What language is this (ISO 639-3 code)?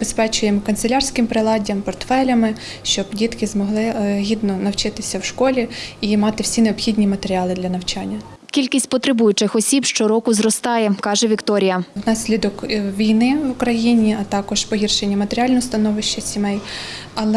ukr